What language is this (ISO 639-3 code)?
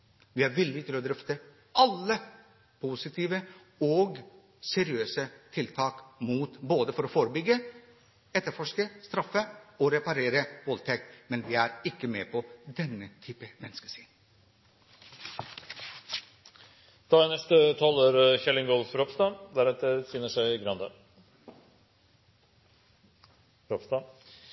nob